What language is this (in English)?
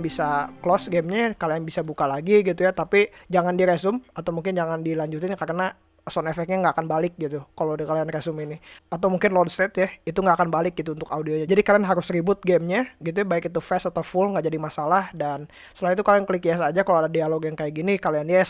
Indonesian